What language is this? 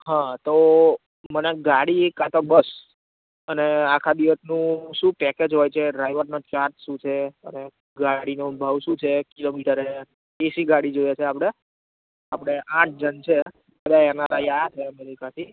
Gujarati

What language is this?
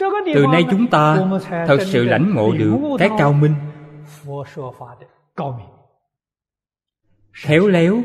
Vietnamese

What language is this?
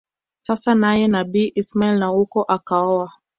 Swahili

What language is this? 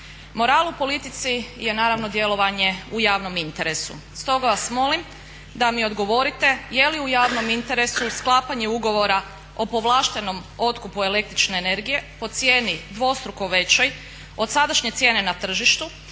Croatian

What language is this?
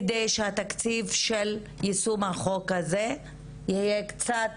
Hebrew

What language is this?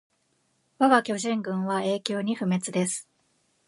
Japanese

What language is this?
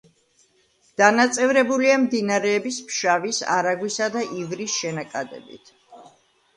Georgian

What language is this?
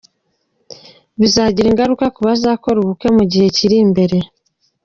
Kinyarwanda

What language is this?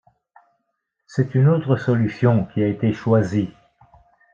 French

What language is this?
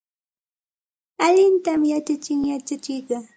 Santa Ana de Tusi Pasco Quechua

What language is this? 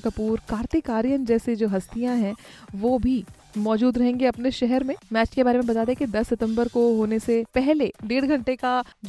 Hindi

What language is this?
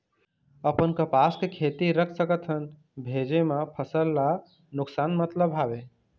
Chhattisgarhi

